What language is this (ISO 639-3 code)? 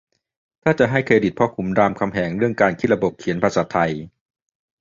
tha